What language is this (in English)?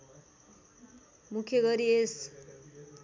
Nepali